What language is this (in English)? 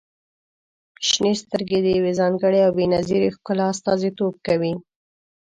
Pashto